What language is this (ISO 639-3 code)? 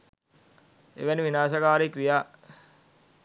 sin